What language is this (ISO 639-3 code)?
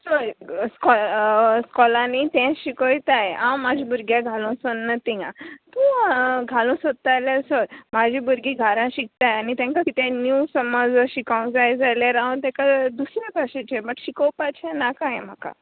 kok